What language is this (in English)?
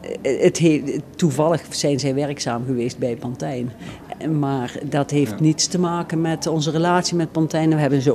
Dutch